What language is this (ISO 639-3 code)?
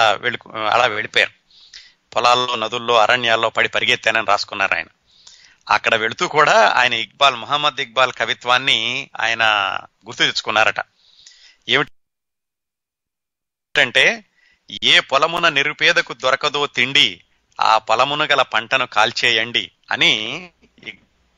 tel